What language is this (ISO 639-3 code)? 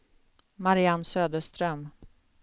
swe